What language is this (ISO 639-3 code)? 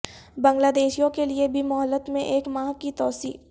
urd